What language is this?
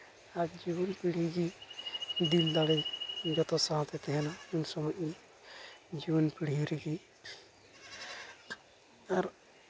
Santali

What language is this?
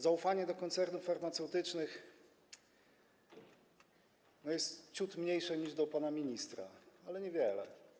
Polish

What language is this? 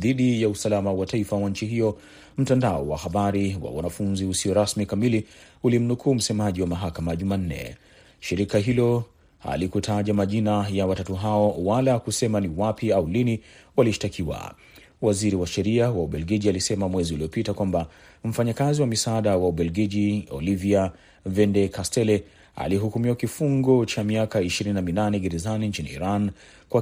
Swahili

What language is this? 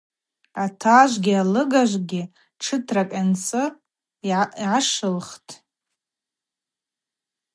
Abaza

